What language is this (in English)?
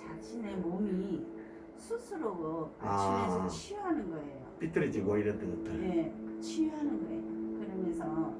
Korean